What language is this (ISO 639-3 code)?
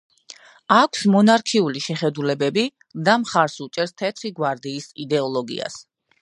kat